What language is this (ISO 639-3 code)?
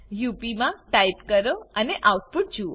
guj